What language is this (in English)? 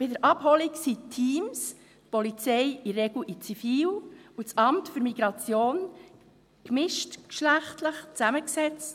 Swiss German